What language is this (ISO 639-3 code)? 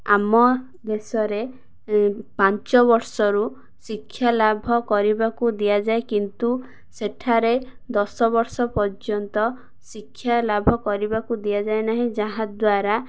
ori